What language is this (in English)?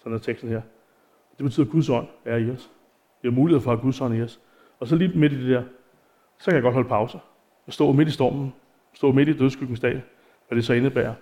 Danish